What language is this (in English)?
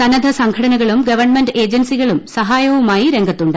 Malayalam